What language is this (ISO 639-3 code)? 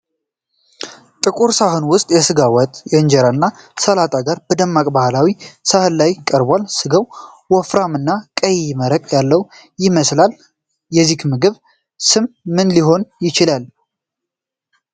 amh